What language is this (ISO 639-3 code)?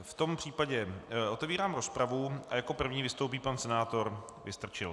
ces